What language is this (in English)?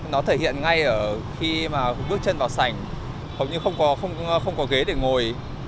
Vietnamese